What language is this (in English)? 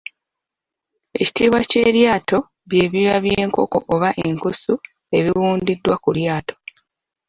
Ganda